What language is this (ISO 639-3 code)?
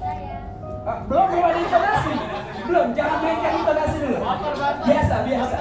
ind